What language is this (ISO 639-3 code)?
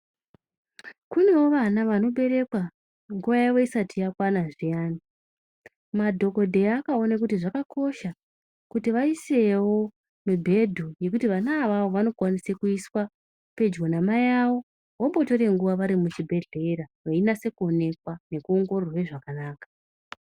ndc